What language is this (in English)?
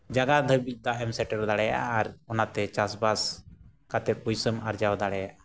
Santali